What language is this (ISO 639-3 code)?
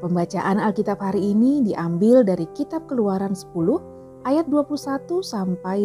ind